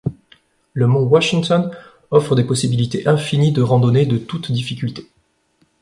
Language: French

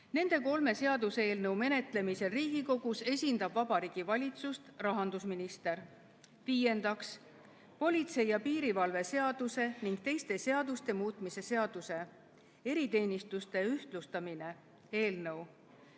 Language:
Estonian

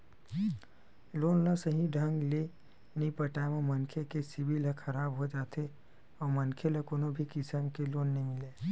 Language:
Chhattisgarhi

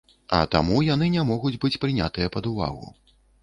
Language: Belarusian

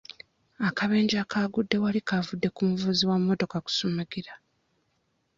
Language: Ganda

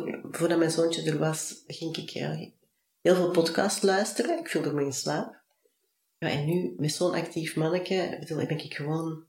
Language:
Dutch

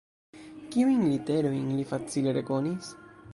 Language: Esperanto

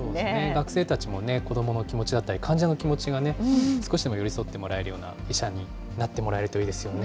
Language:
Japanese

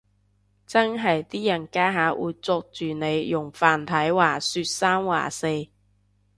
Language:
Cantonese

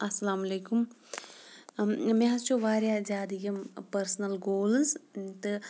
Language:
Kashmiri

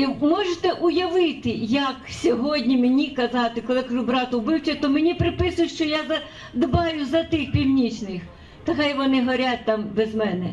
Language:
Russian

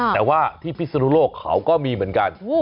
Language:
Thai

